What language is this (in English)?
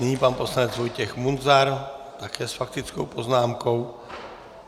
Czech